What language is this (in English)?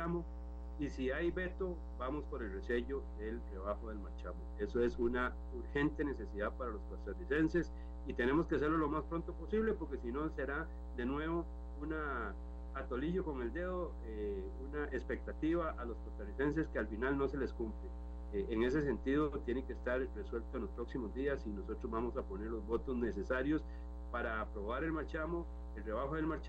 Spanish